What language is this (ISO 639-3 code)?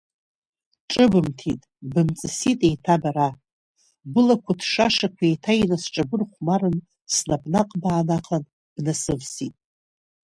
abk